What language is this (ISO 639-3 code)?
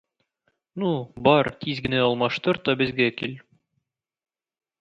tat